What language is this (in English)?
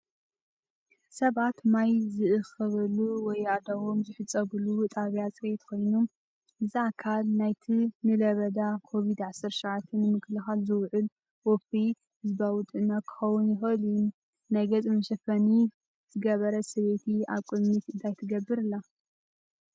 Tigrinya